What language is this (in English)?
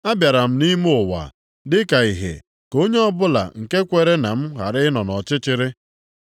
Igbo